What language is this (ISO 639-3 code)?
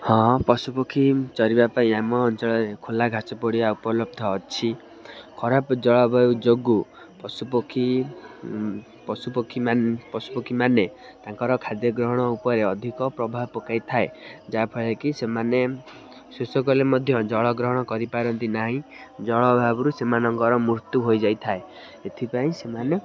ori